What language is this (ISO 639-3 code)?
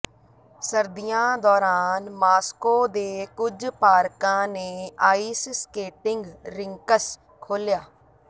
pan